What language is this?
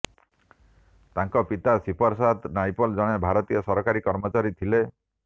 Odia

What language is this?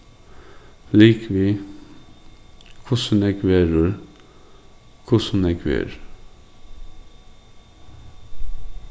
Faroese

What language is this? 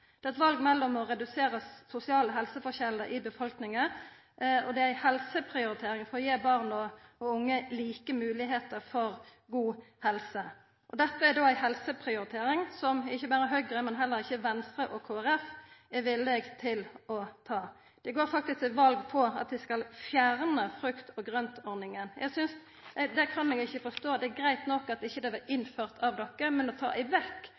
Norwegian Nynorsk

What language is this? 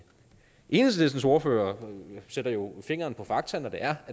Danish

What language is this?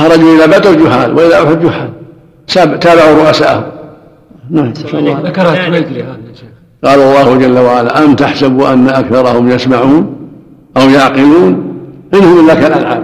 Arabic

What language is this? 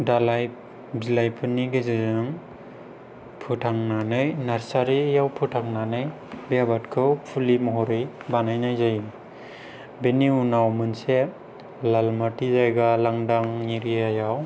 Bodo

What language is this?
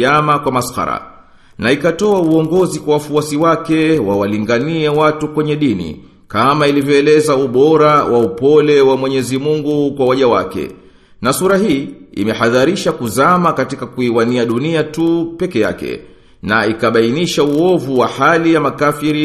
Swahili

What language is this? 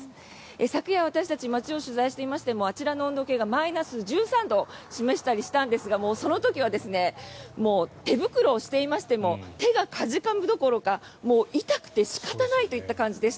Japanese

